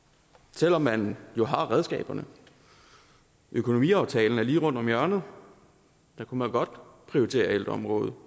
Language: Danish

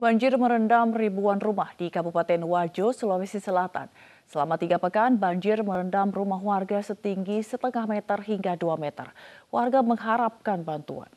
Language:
Indonesian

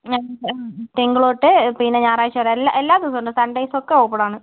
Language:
Malayalam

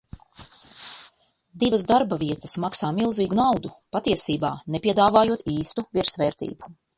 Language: Latvian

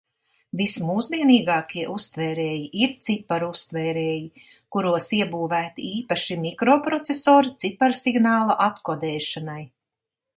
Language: Latvian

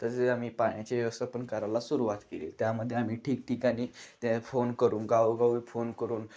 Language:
Marathi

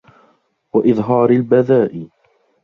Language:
Arabic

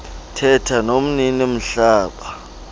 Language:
Xhosa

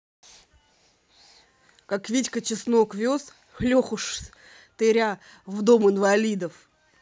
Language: Russian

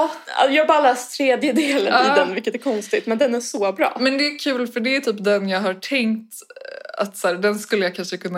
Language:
Swedish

